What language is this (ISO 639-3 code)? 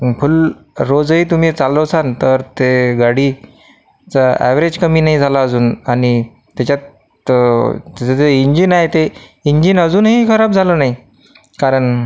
mar